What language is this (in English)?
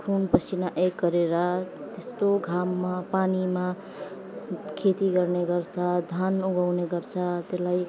Nepali